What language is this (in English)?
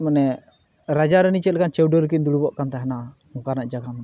Santali